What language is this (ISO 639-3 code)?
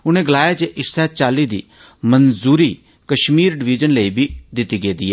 doi